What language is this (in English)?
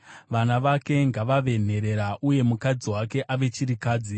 Shona